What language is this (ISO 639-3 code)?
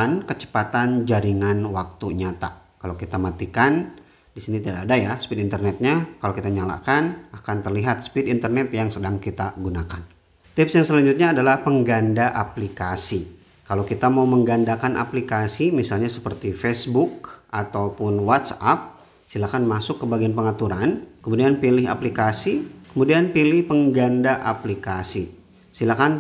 ind